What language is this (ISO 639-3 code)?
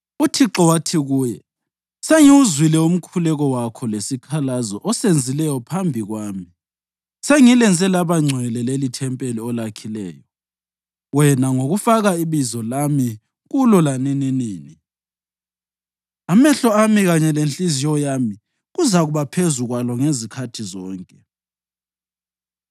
nde